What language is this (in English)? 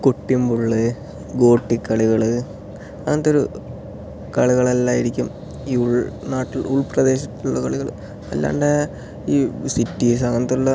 Malayalam